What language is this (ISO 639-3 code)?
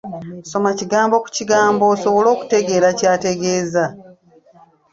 lug